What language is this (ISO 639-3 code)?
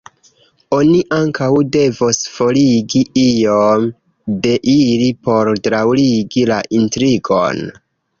epo